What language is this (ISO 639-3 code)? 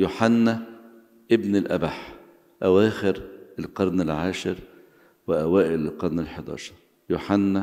ara